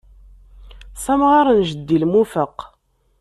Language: Kabyle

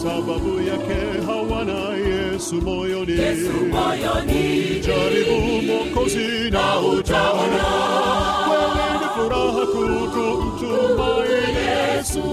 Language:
Swahili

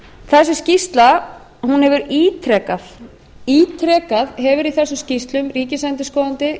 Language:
Icelandic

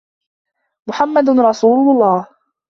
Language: Arabic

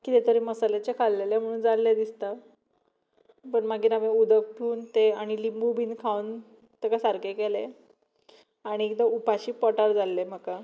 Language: Konkani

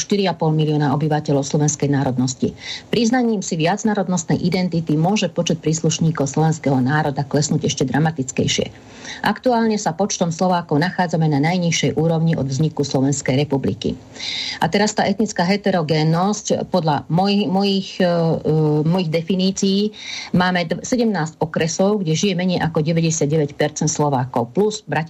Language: Slovak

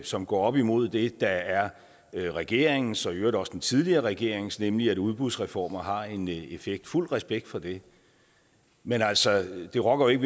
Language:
Danish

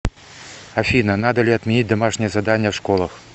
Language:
Russian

